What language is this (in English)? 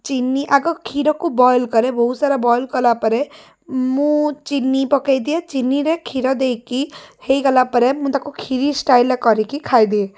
Odia